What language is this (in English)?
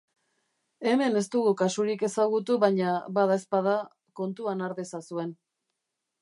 Basque